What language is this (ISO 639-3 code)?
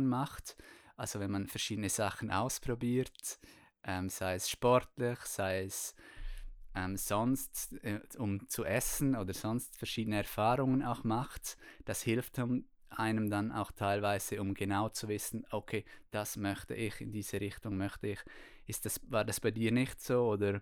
deu